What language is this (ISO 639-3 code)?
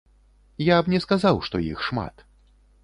bel